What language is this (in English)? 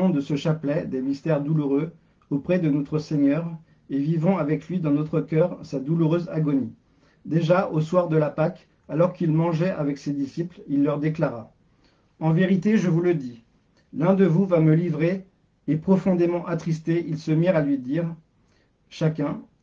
French